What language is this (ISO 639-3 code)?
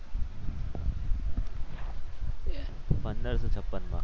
guj